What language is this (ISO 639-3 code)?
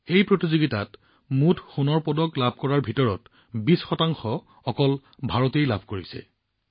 asm